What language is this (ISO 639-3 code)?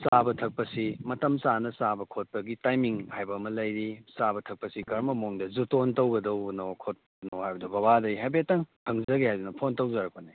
mni